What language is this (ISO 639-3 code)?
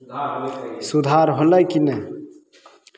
mai